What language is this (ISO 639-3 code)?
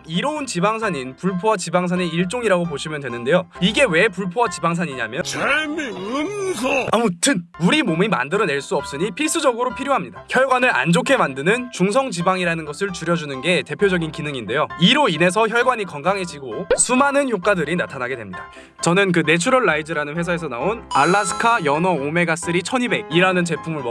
kor